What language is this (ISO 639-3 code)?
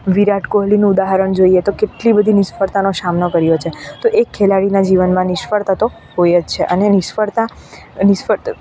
guj